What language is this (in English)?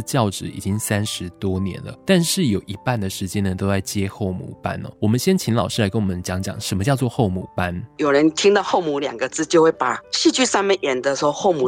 Chinese